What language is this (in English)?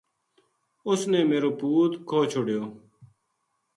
Gujari